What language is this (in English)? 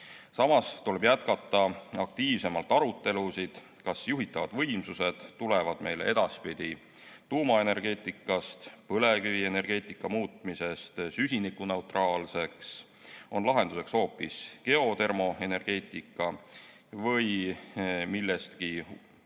Estonian